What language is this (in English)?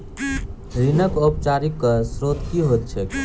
Maithili